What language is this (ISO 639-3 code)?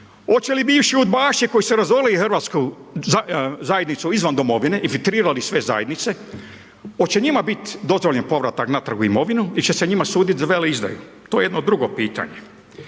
hrv